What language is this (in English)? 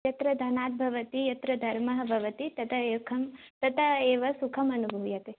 Sanskrit